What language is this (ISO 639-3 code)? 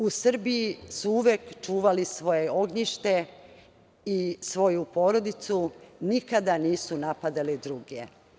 srp